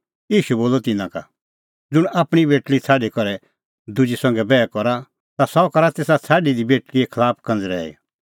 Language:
Kullu Pahari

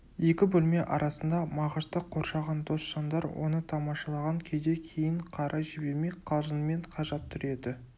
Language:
Kazakh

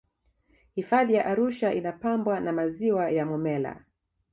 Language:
Swahili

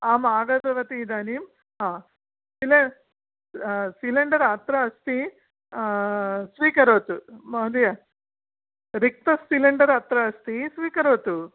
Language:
Sanskrit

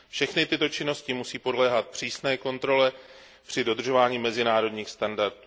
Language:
Czech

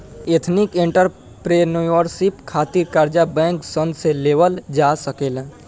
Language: Bhojpuri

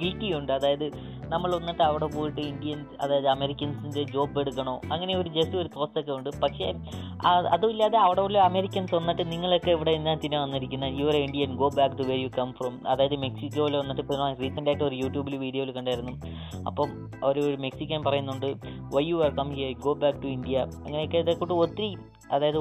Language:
Malayalam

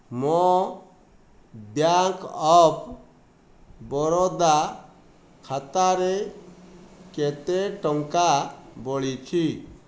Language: Odia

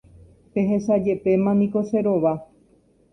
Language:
Guarani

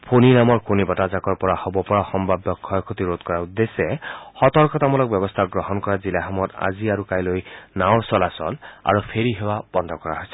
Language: Assamese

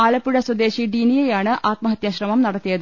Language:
Malayalam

